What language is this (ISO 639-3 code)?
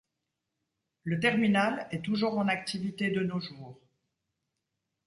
fra